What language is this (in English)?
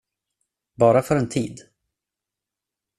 Swedish